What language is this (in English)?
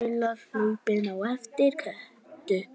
Icelandic